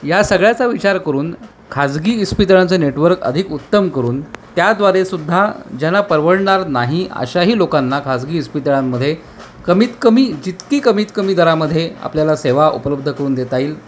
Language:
Marathi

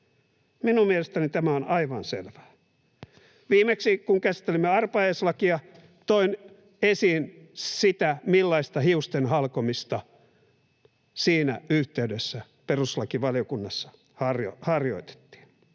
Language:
Finnish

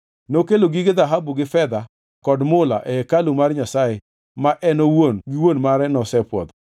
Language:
Luo (Kenya and Tanzania)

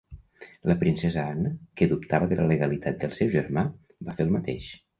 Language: Catalan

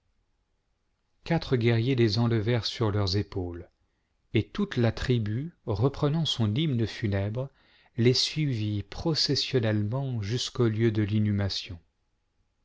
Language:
French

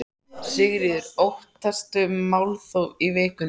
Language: Icelandic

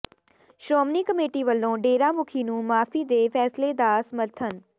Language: Punjabi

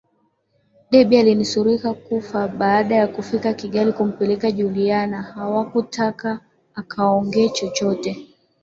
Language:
Swahili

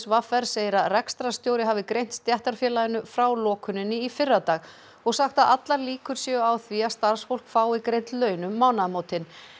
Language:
Icelandic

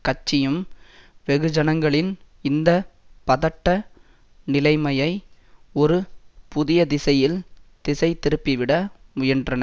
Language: Tamil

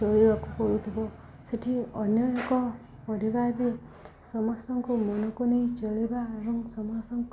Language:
Odia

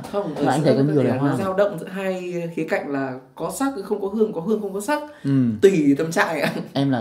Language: Vietnamese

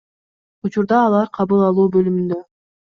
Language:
Kyrgyz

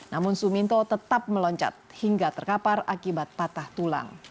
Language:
Indonesian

